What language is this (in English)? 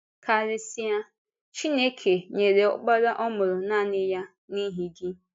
Igbo